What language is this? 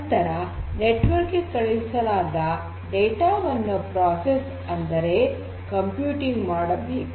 Kannada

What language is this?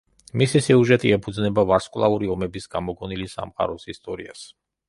Georgian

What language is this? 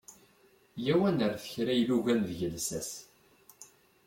Kabyle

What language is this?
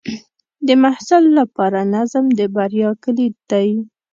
Pashto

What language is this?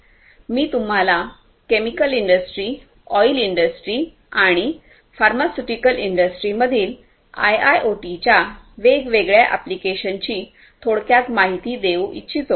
Marathi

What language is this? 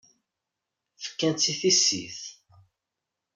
Kabyle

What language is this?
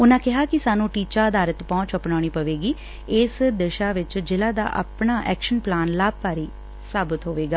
Punjabi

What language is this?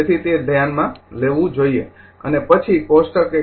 Gujarati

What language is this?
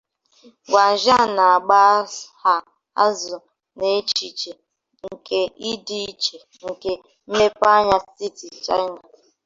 Igbo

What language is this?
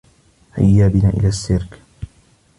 Arabic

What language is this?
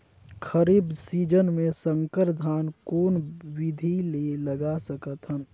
Chhattisgarhi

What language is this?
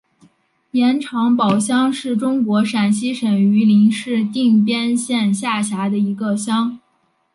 Chinese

